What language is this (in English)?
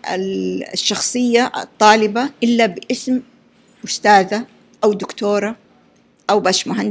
Arabic